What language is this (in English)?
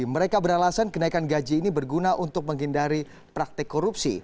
Indonesian